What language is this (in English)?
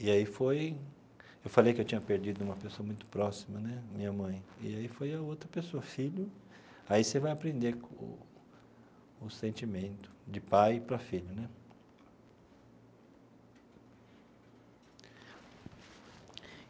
Portuguese